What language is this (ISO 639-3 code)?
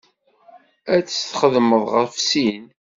kab